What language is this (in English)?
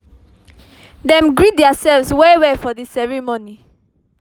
Nigerian Pidgin